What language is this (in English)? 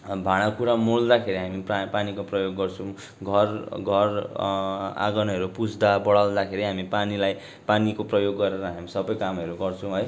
Nepali